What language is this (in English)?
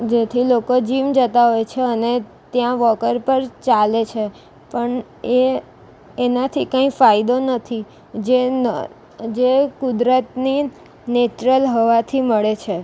Gujarati